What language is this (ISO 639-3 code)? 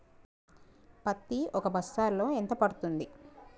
tel